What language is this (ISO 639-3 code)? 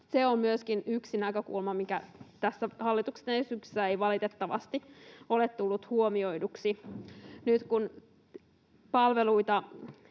fin